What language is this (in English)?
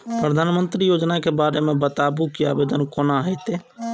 Maithili